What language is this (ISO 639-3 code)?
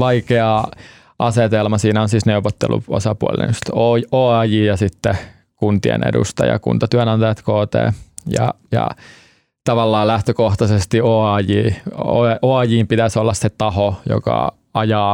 fin